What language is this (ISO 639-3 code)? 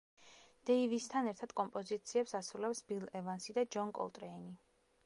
kat